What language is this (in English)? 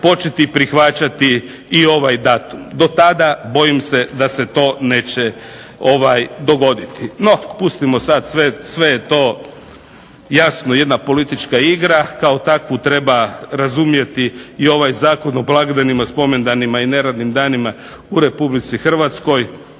Croatian